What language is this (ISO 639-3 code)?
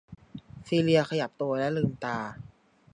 tha